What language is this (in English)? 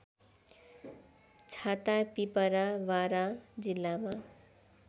Nepali